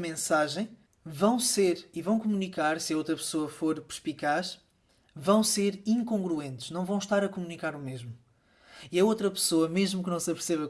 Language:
Portuguese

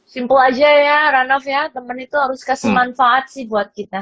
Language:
Indonesian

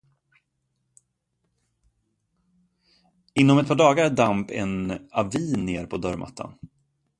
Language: Swedish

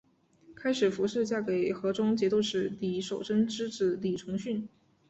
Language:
Chinese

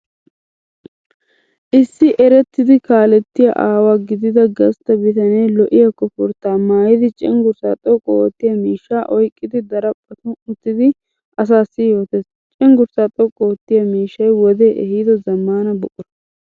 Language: Wolaytta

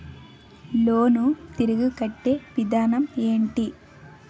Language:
Telugu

